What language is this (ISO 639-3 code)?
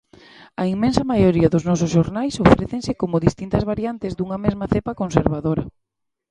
glg